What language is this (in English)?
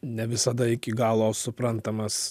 Lithuanian